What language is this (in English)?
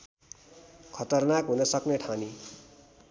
Nepali